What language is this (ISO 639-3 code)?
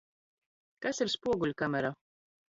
lav